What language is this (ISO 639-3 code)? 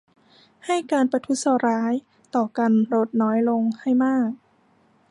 tha